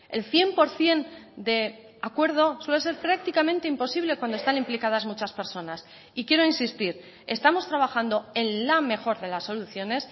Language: Spanish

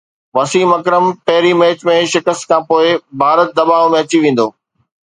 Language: Sindhi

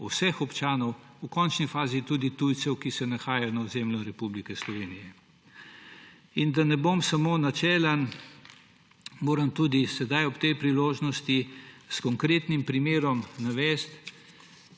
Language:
Slovenian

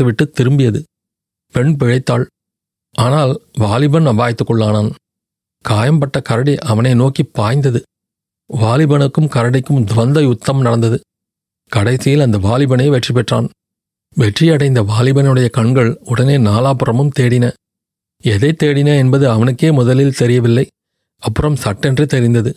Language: Tamil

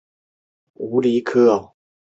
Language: Chinese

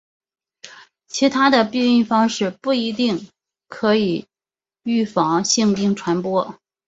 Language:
Chinese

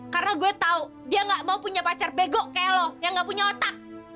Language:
Indonesian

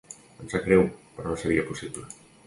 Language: Catalan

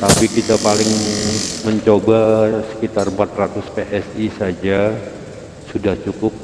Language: Indonesian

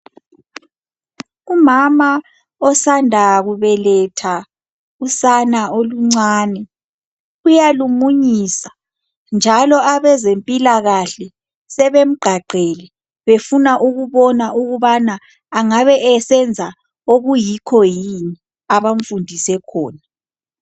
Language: North Ndebele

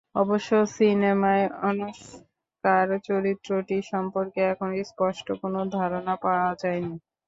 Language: Bangla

